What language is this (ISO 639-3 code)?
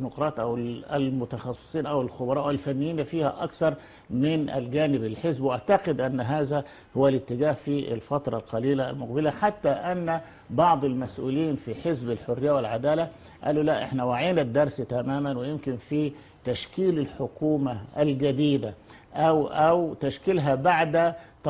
ara